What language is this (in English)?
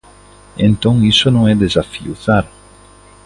Galician